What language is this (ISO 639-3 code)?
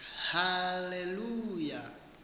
xho